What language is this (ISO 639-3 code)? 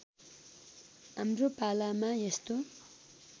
nep